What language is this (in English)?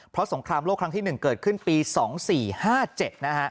Thai